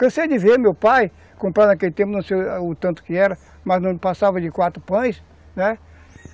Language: Portuguese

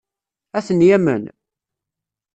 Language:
Kabyle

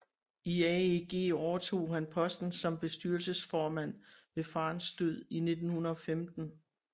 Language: Danish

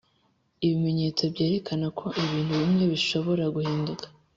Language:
Kinyarwanda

